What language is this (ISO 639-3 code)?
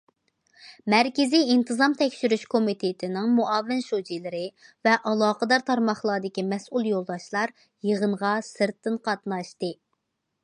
uig